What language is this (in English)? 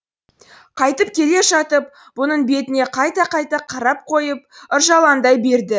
Kazakh